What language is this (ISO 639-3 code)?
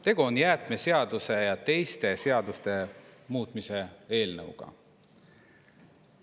est